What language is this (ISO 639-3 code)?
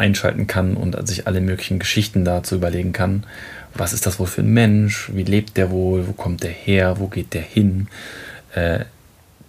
deu